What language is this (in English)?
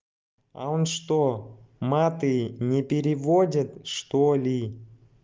Russian